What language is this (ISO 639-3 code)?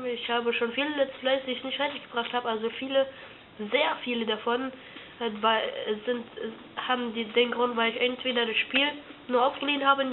deu